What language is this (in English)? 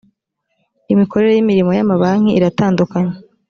Kinyarwanda